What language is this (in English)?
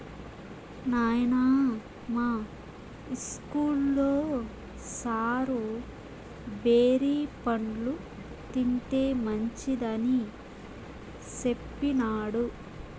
Telugu